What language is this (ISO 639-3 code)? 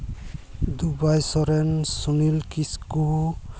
sat